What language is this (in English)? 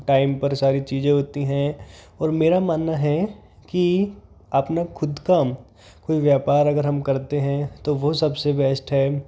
Hindi